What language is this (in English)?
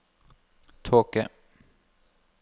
Norwegian